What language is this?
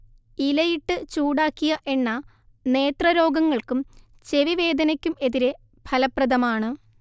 Malayalam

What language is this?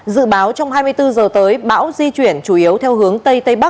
Vietnamese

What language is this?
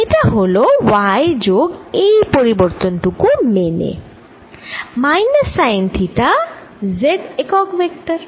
Bangla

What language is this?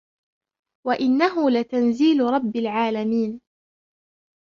Arabic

